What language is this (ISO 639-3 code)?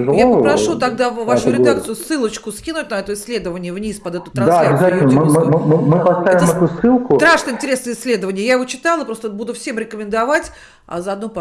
rus